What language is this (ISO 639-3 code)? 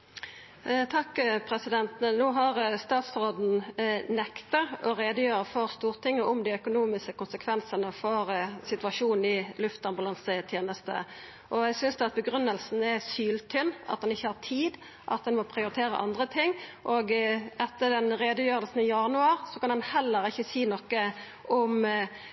nno